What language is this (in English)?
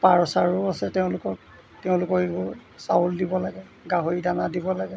Assamese